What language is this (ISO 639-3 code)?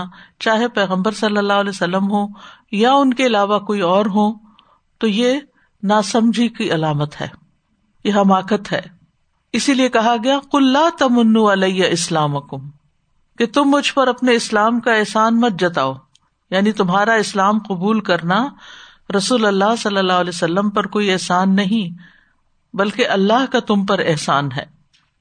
urd